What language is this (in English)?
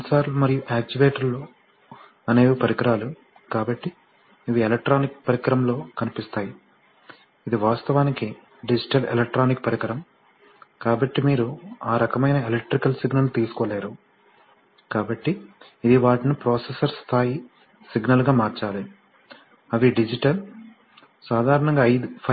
Telugu